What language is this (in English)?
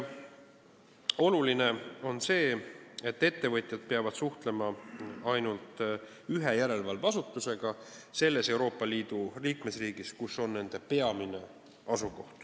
Estonian